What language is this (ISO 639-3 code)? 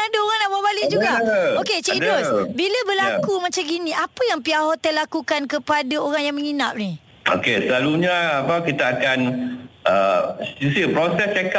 msa